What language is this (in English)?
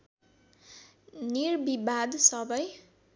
Nepali